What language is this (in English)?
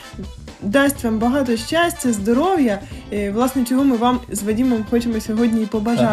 Ukrainian